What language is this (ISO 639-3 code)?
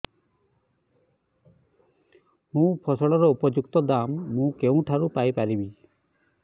ori